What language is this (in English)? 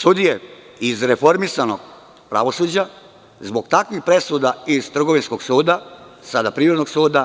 Serbian